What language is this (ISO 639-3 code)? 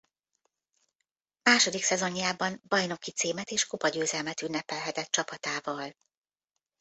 hun